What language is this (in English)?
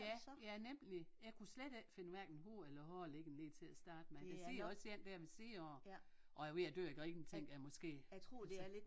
Danish